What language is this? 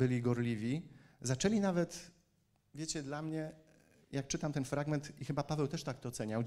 Polish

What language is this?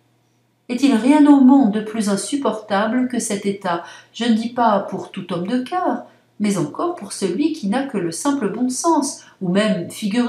French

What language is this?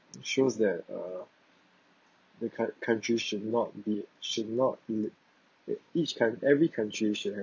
English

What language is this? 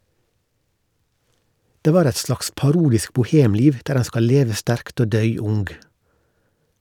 Norwegian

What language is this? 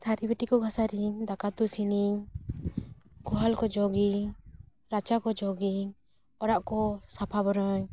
Santali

